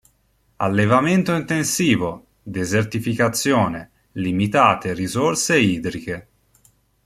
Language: Italian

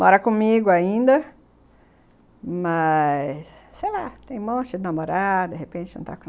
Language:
Portuguese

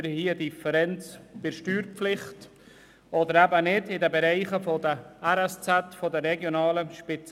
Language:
Swiss German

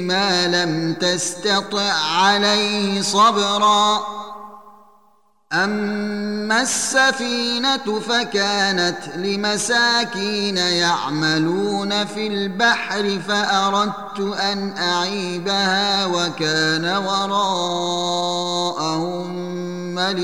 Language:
Arabic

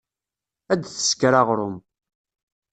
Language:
Kabyle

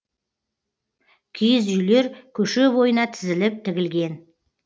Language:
Kazakh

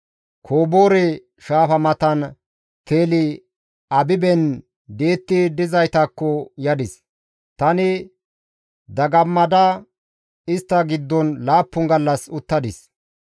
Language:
Gamo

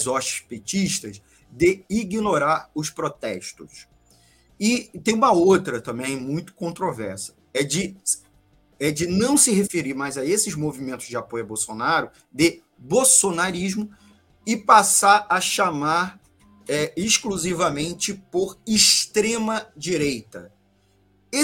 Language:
Portuguese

